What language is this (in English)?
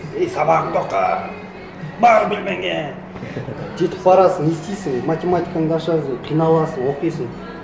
Kazakh